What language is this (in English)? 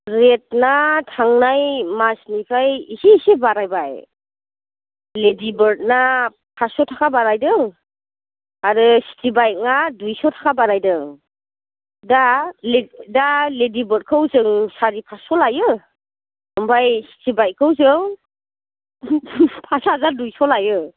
Bodo